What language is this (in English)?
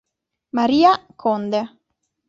Italian